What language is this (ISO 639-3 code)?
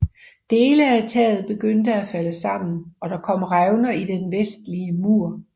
dan